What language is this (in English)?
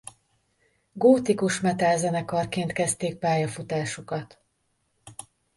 Hungarian